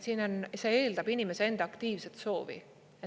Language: Estonian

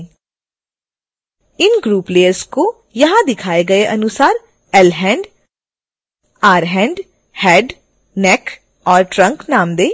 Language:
Hindi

